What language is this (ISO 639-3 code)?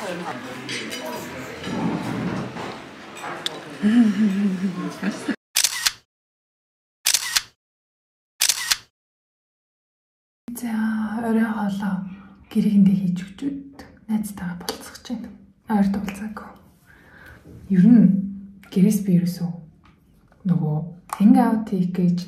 ron